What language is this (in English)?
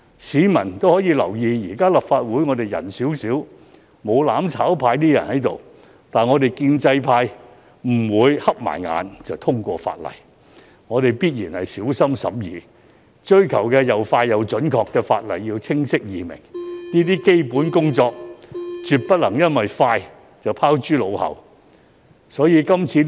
Cantonese